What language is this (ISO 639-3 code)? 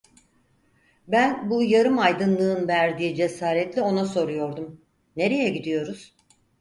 tur